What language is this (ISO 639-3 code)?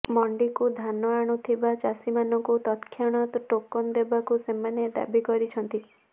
ori